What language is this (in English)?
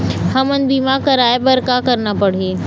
Chhattisgarhi